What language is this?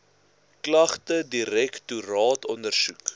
Afrikaans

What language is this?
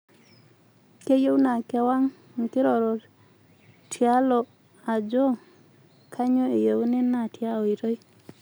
Masai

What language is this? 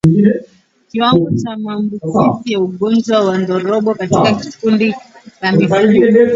Swahili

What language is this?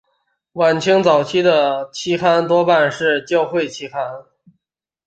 Chinese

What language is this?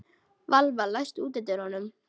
Icelandic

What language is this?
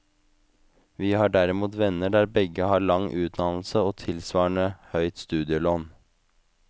Norwegian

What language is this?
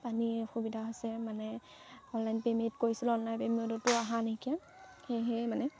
Assamese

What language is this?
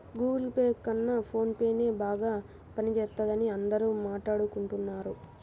Telugu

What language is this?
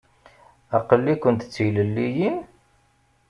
Kabyle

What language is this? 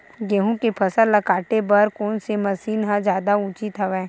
Chhattisgarhi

